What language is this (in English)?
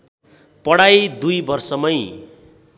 Nepali